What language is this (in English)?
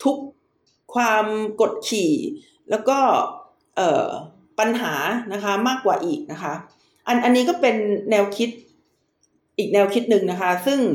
Thai